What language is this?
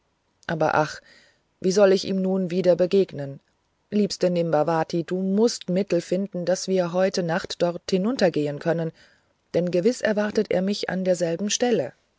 German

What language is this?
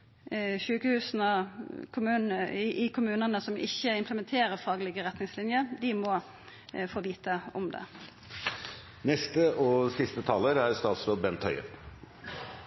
Norwegian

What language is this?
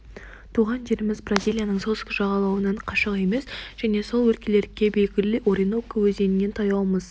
Kazakh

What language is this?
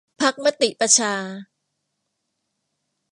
Thai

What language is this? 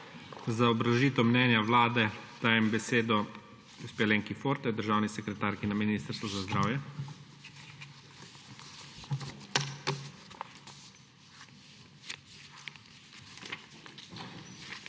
Slovenian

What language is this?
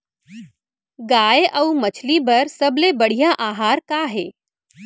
Chhattisgarhi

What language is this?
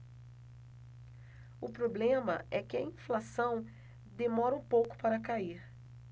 Portuguese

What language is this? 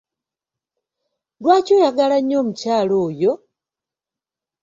Ganda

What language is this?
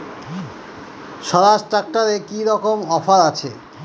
Bangla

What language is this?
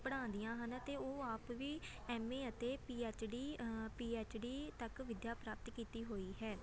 Punjabi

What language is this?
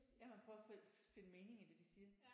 Danish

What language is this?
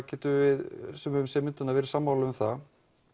Icelandic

